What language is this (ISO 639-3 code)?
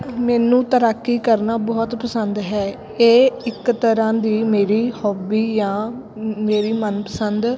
pan